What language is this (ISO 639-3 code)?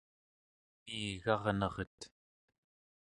esu